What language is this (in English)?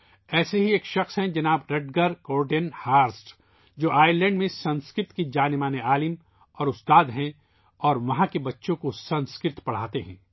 Urdu